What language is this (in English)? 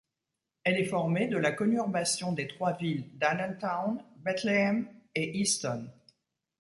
French